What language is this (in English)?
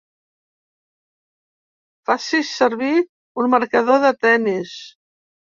Catalan